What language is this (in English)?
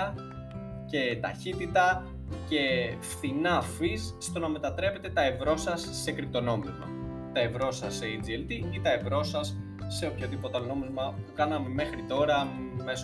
Greek